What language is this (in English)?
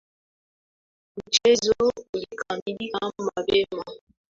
Swahili